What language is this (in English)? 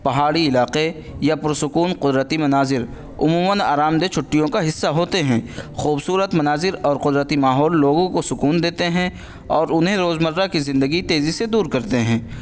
Urdu